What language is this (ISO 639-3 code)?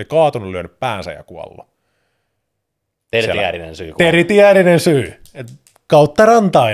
fin